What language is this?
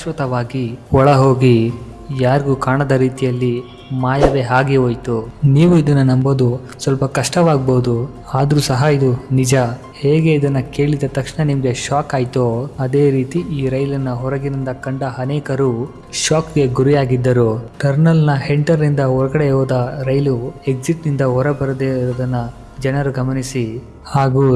Kannada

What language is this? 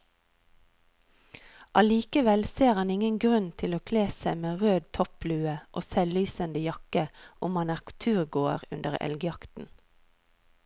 Norwegian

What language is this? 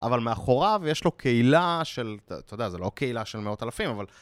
Hebrew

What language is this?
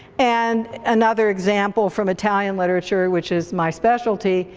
English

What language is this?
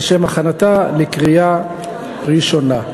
Hebrew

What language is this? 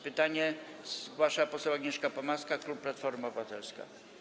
Polish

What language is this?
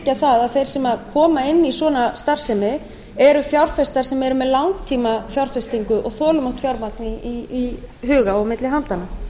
Icelandic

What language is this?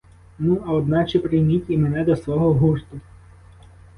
Ukrainian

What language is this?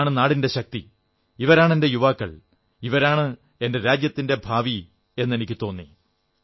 Malayalam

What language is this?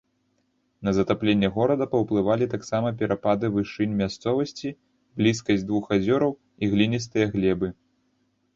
Belarusian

